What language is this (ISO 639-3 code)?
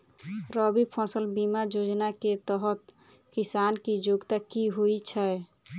mai